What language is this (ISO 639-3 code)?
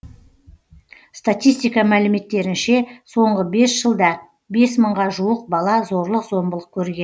kaz